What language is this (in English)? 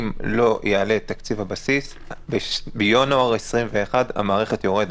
Hebrew